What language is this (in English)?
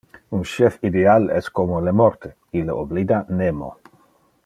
Interlingua